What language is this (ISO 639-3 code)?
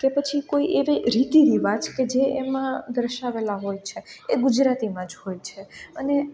guj